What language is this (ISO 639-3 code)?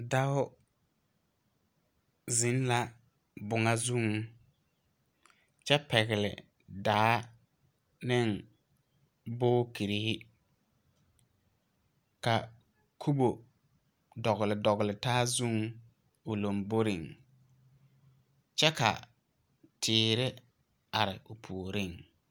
dga